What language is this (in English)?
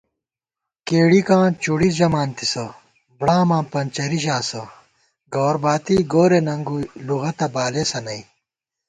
Gawar-Bati